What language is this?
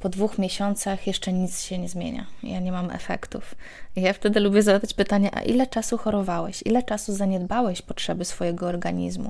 Polish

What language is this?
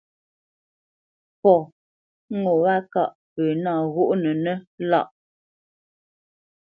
Bamenyam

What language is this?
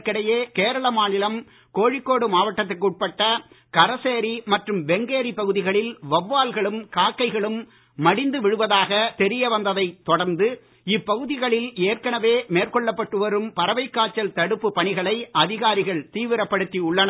Tamil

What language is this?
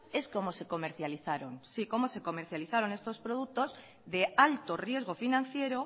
Spanish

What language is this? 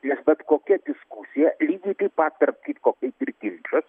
Lithuanian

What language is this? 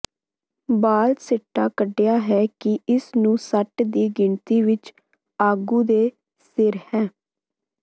Punjabi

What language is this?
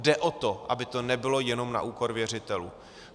Czech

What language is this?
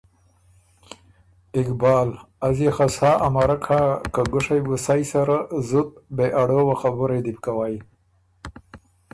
Ormuri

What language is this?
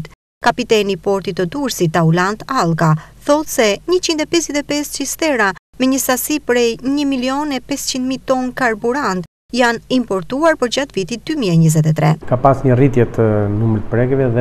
Romanian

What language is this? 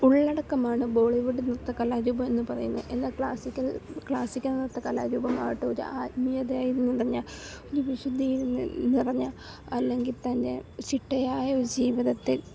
Malayalam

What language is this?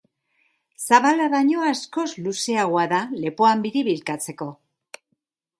Basque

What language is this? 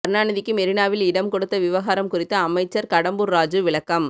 Tamil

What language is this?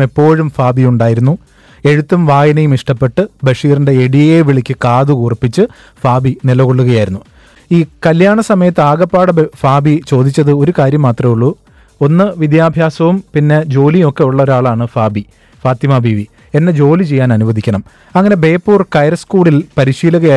Malayalam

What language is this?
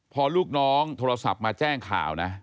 Thai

